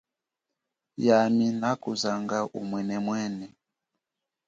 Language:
Chokwe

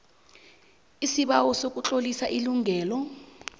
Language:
South Ndebele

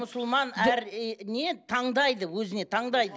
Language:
Kazakh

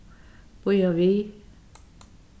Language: Faroese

